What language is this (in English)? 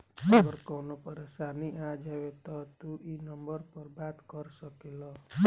Bhojpuri